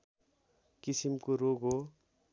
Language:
Nepali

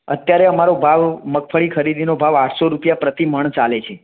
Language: Gujarati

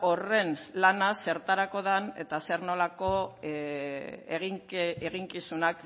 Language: Basque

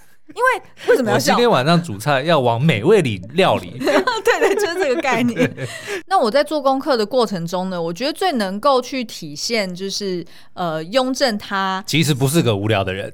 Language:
Chinese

